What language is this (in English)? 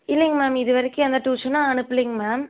Tamil